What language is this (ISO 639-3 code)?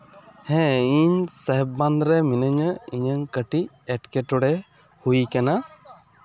sat